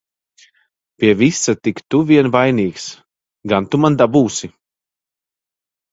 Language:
Latvian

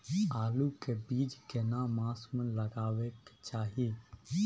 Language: Maithili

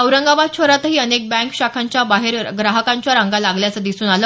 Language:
Marathi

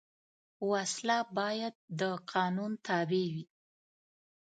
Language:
Pashto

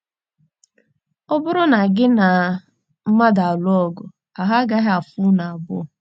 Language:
Igbo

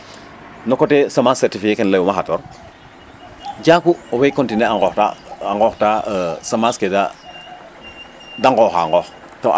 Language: Serer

